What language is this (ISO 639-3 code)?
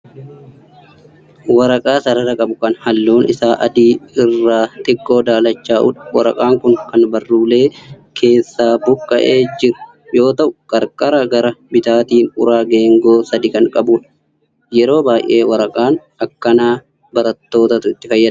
orm